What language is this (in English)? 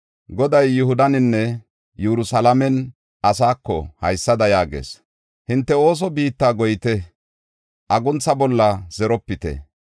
Gofa